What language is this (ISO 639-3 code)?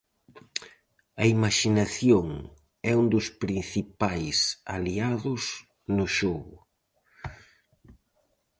glg